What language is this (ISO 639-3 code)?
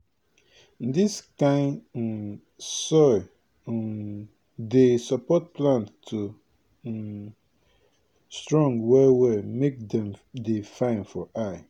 pcm